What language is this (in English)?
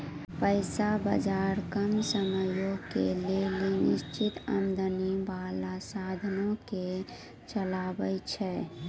Maithili